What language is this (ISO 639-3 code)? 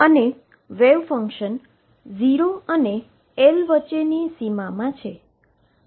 guj